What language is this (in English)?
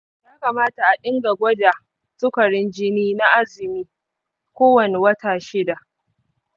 Hausa